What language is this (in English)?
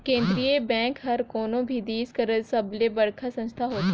Chhattisgarhi